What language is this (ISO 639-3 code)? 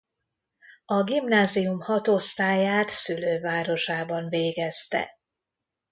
hun